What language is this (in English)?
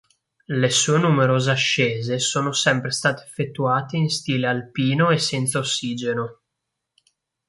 Italian